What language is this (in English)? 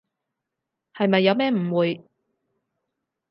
Cantonese